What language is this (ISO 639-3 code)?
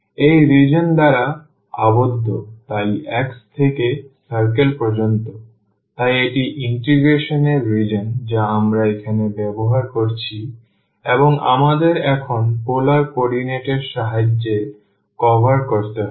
ben